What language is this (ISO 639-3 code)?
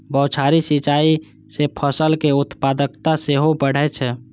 mai